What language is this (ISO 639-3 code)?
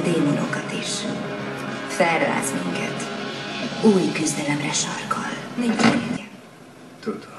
hun